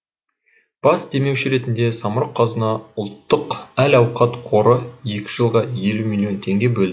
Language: Kazakh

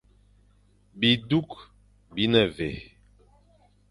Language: Fang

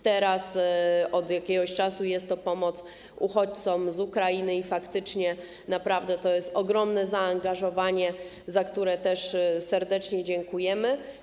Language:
Polish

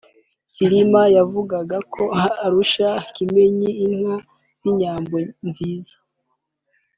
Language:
Kinyarwanda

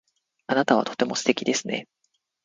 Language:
Japanese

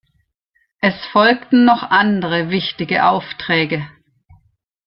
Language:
German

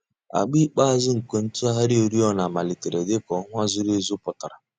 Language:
Igbo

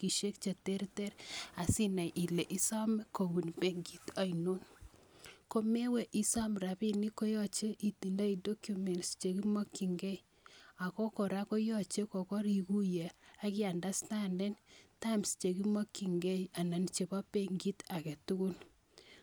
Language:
Kalenjin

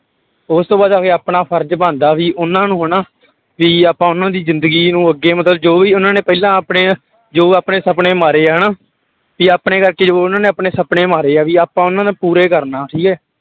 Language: Punjabi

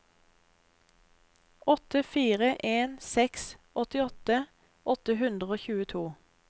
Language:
Norwegian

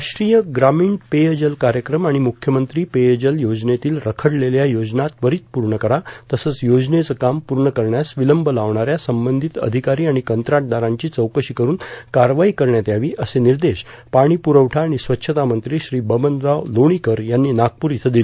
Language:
Marathi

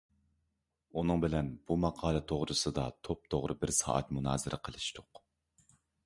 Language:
Uyghur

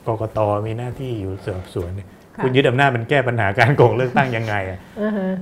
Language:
Thai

